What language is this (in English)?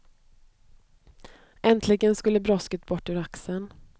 Swedish